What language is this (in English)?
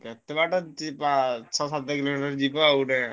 Odia